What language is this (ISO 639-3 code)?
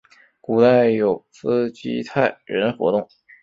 zho